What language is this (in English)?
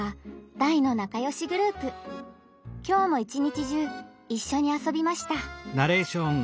Japanese